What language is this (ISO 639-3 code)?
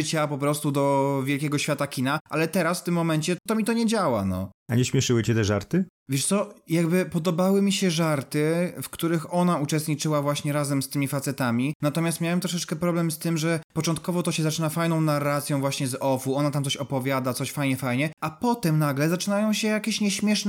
pol